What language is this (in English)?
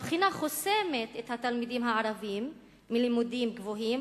Hebrew